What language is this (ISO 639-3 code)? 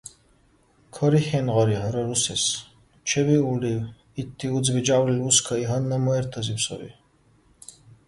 dar